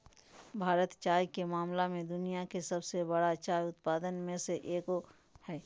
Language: Magahi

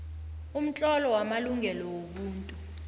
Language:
South Ndebele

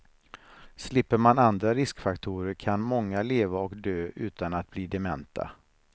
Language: Swedish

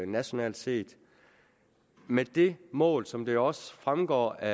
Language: Danish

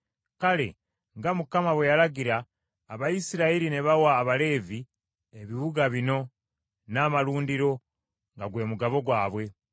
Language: Ganda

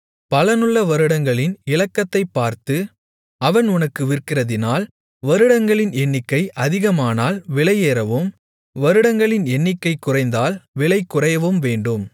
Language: Tamil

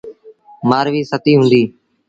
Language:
Sindhi Bhil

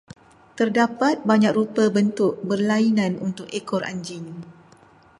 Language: Malay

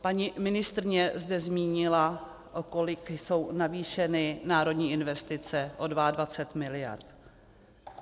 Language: Czech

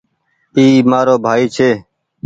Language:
Goaria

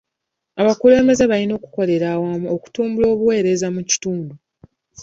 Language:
Ganda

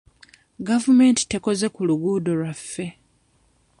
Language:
Ganda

